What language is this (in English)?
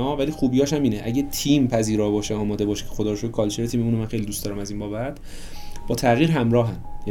Persian